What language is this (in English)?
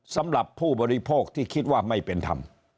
Thai